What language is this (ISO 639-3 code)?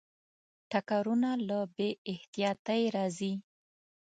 pus